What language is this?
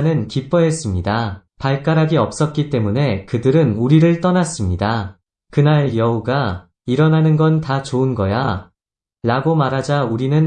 Korean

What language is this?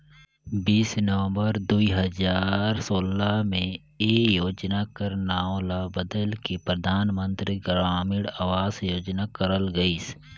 Chhattisgarhi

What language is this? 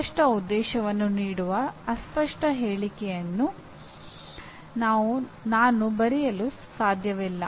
Kannada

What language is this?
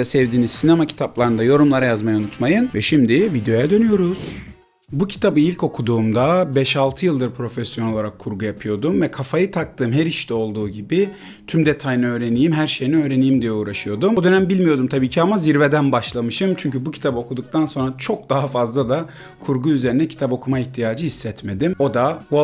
Turkish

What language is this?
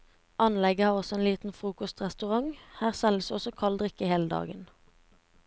Norwegian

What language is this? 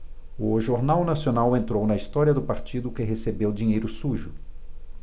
Portuguese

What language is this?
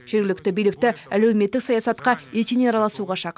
Kazakh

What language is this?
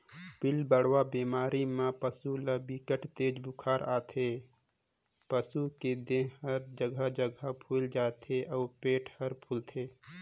Chhattisgarhi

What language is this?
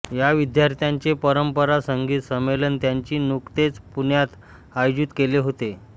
Marathi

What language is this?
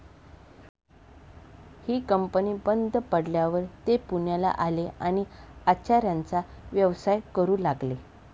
Marathi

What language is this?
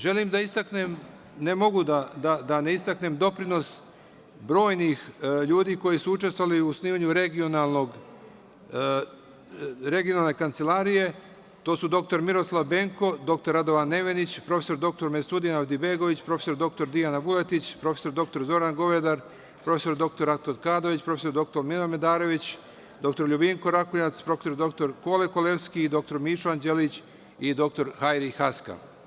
Serbian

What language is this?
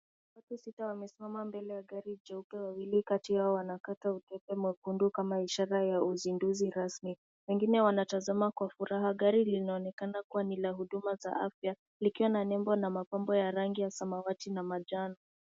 Swahili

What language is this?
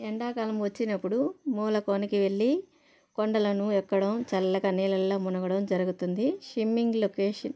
Telugu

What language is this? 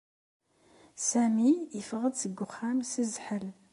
Kabyle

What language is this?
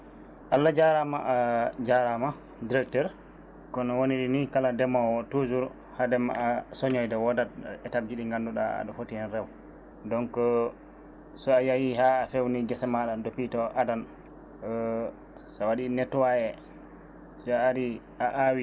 Fula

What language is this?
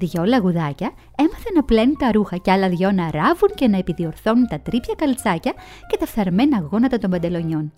Greek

